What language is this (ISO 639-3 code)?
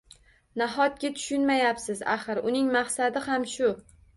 uzb